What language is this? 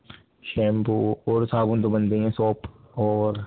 Urdu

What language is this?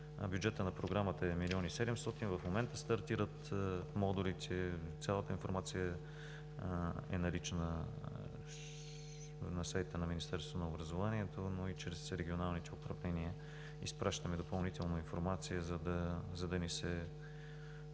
Bulgarian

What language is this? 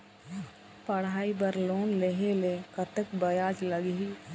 Chhattisgarhi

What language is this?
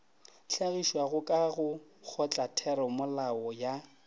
Northern Sotho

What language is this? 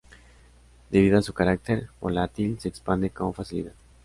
Spanish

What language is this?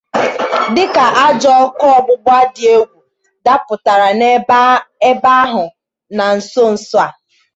Igbo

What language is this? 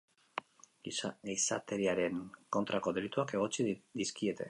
Basque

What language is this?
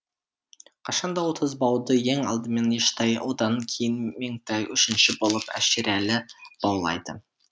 Kazakh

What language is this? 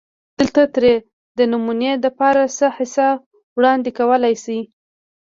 Pashto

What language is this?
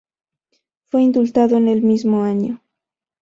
Spanish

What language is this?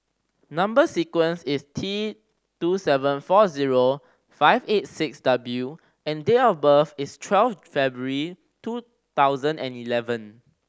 English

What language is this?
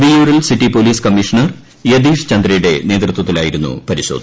Malayalam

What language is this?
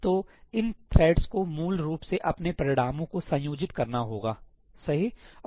Hindi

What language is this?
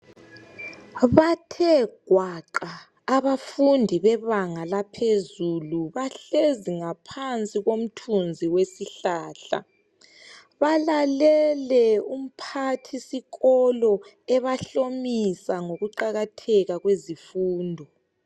North Ndebele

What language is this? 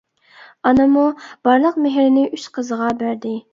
Uyghur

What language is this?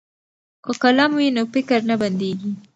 Pashto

